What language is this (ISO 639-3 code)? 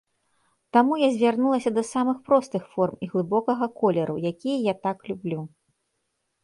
bel